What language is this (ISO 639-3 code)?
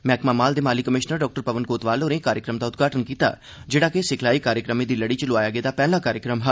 doi